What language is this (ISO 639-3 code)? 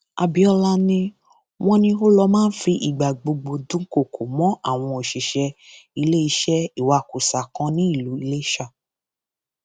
yor